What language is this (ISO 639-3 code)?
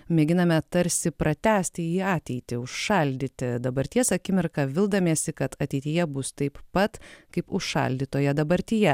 lit